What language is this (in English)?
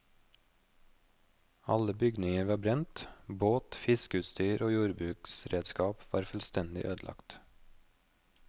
Norwegian